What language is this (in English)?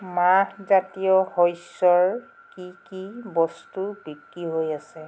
Assamese